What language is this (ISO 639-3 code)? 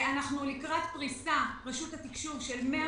heb